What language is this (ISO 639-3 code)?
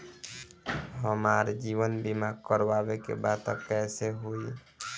bho